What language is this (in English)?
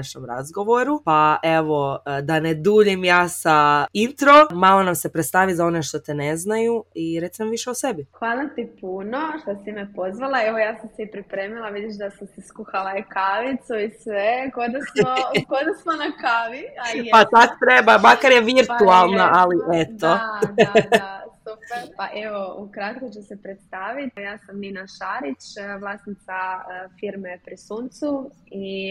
Croatian